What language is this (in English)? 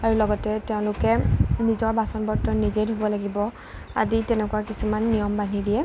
Assamese